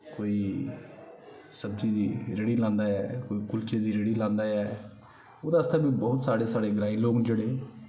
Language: Dogri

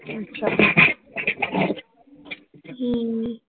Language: Punjabi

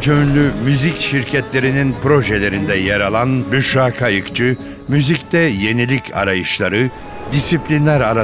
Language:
Turkish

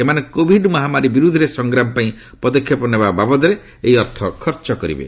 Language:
Odia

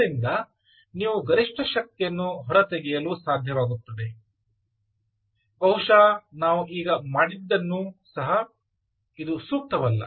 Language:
Kannada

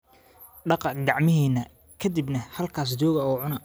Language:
Somali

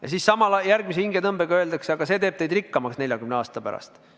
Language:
Estonian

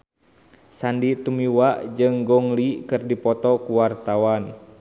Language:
Sundanese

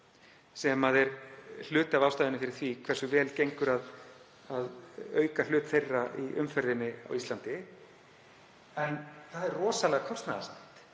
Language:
Icelandic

